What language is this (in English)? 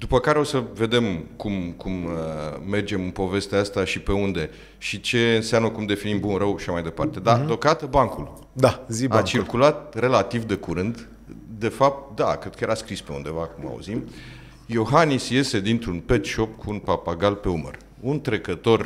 Romanian